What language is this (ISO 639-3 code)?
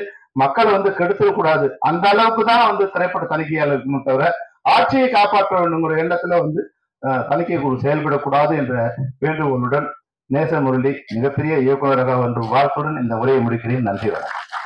tam